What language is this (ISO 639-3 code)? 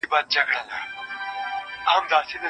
pus